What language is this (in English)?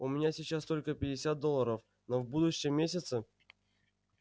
Russian